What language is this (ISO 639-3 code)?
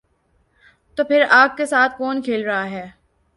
urd